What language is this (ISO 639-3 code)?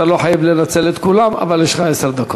heb